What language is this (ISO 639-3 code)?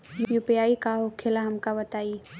bho